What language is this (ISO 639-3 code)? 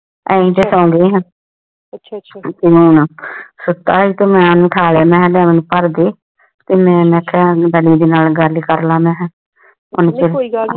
pan